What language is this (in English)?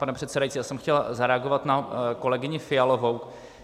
Czech